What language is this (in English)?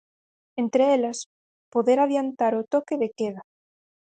Galician